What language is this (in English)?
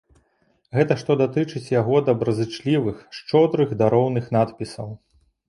Belarusian